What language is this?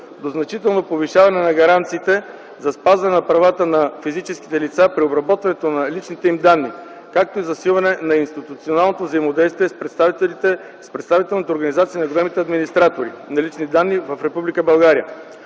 Bulgarian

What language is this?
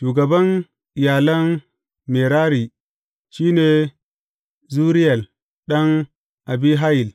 Hausa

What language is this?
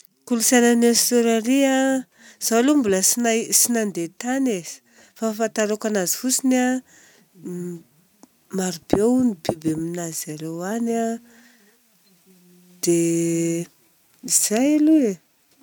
Southern Betsimisaraka Malagasy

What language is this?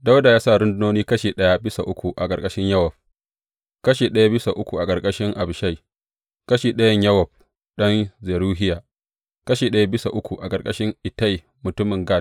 Hausa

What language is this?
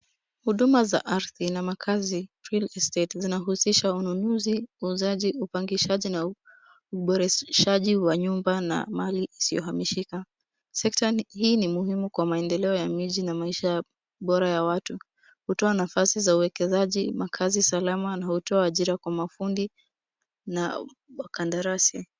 Swahili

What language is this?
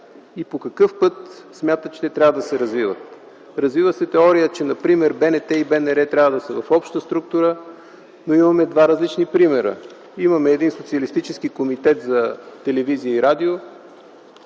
Bulgarian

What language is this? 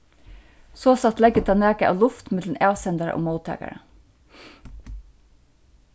Faroese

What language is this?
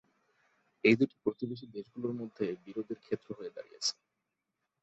Bangla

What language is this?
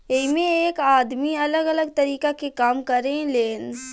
Bhojpuri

